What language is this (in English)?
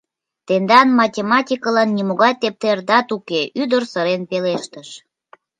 Mari